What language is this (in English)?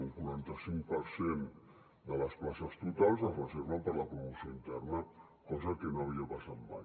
Catalan